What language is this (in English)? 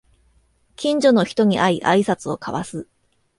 Japanese